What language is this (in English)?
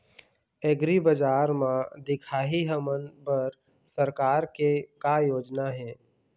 Chhattisgarhi